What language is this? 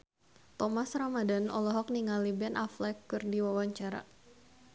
Sundanese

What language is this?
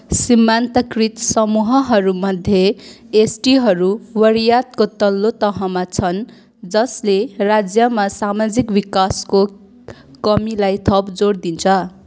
Nepali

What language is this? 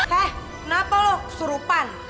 Indonesian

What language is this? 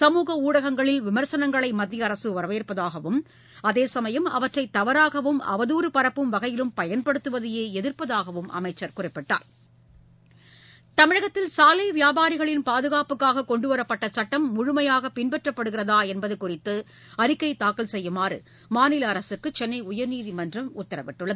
Tamil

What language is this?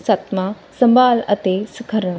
Punjabi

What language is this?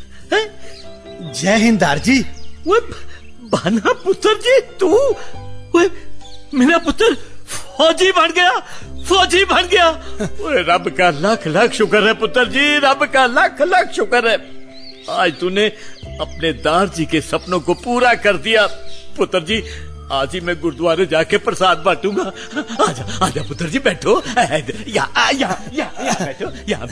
Hindi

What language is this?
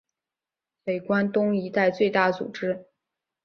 Chinese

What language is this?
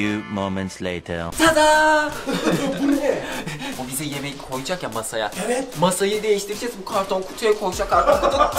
Turkish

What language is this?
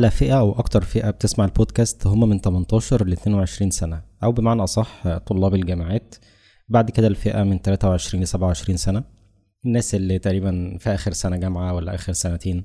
Arabic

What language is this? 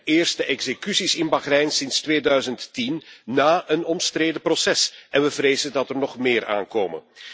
Dutch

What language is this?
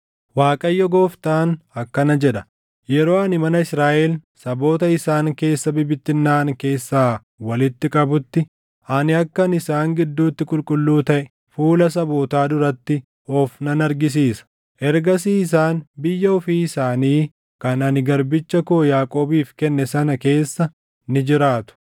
Oromo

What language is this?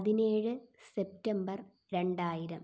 Malayalam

